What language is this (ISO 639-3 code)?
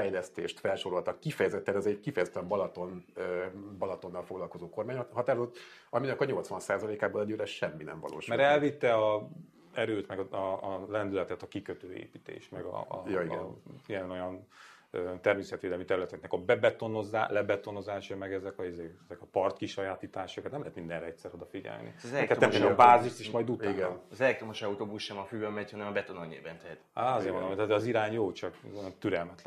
hun